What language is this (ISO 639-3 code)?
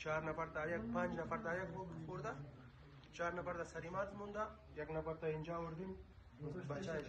fas